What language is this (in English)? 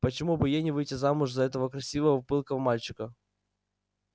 Russian